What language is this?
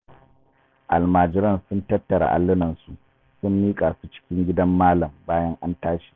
Hausa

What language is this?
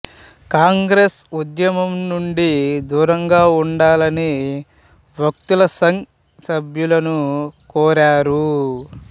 Telugu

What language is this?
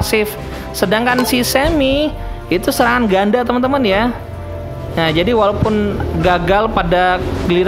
Indonesian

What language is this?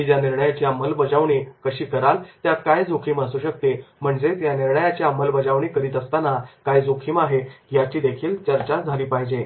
Marathi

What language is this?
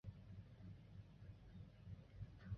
Chinese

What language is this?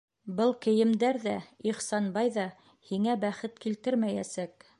Bashkir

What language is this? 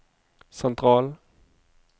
Norwegian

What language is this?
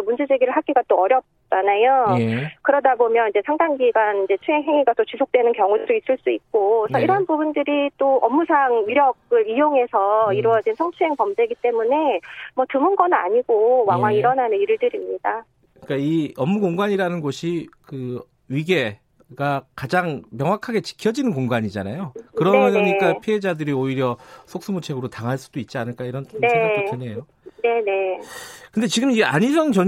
Korean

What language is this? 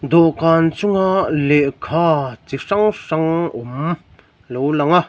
Mizo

